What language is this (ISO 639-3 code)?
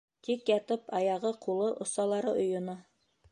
bak